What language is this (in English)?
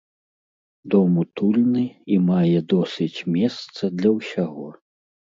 Belarusian